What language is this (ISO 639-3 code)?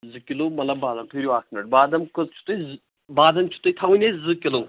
kas